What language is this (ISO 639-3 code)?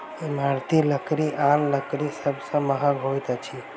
mai